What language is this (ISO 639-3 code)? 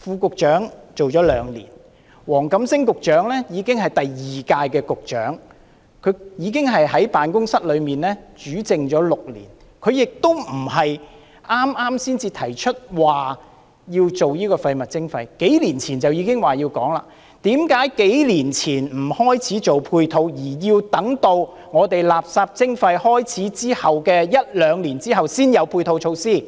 yue